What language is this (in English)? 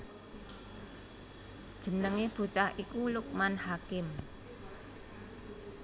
Javanese